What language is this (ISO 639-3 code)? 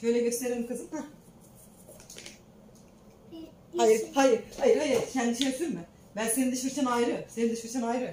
tur